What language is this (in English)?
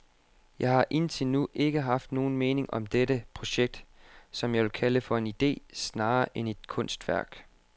Danish